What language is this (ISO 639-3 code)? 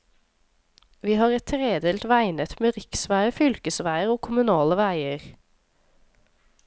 nor